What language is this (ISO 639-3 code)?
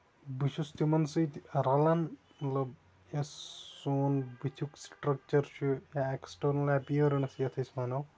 kas